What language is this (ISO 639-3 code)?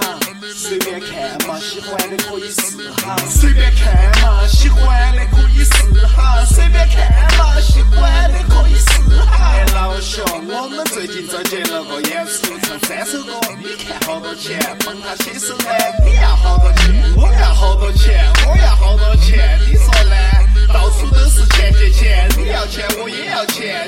zho